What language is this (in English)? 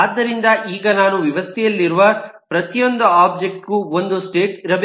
Kannada